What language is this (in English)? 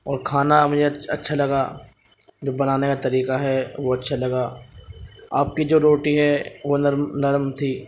Urdu